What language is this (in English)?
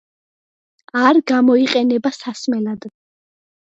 Georgian